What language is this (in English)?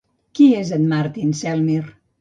Catalan